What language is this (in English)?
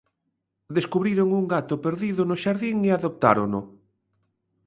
Galician